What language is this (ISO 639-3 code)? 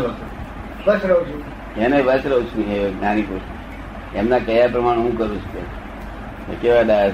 guj